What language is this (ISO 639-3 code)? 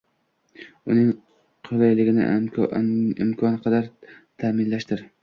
uzb